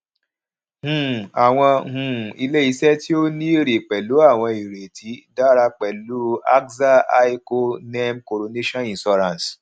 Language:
Yoruba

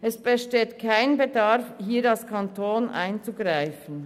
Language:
Swiss German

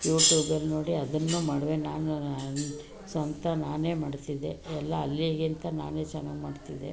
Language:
Kannada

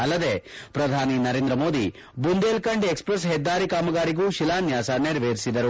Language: Kannada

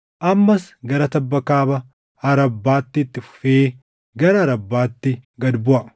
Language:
Oromo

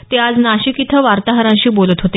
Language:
Marathi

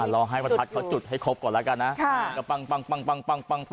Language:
Thai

